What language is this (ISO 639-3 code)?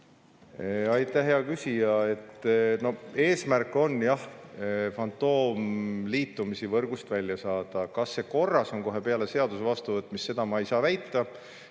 est